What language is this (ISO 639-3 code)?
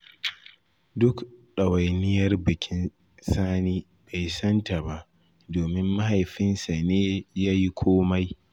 hau